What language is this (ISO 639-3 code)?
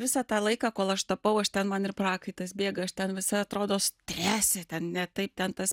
lit